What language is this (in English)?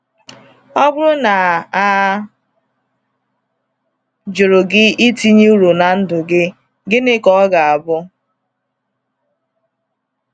Igbo